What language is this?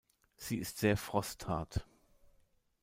German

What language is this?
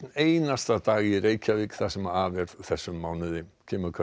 Icelandic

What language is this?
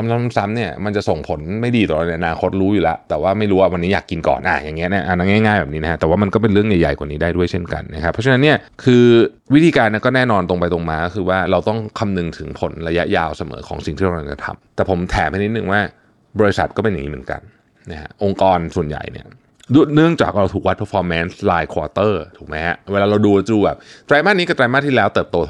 Thai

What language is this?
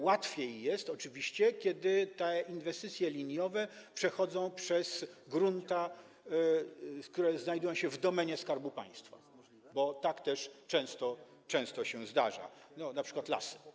Polish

